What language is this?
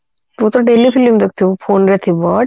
Odia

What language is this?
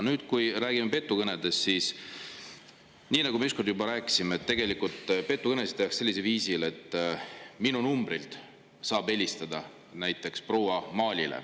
Estonian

